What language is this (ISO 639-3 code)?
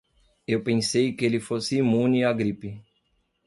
por